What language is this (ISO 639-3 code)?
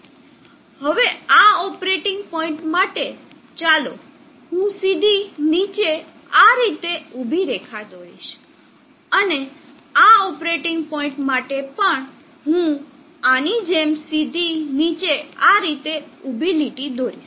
guj